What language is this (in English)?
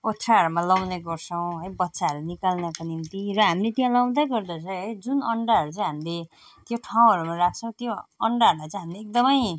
Nepali